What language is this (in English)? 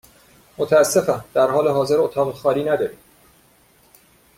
Persian